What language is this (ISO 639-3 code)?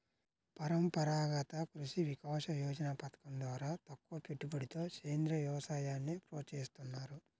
tel